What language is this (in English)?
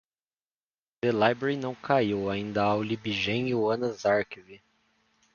Portuguese